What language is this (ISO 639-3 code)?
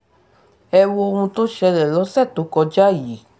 yor